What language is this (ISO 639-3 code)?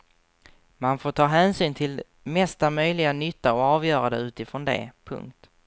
swe